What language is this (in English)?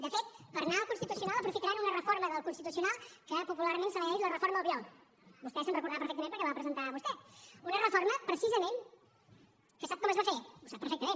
Catalan